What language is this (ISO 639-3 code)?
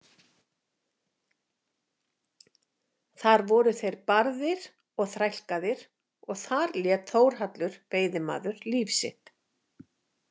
isl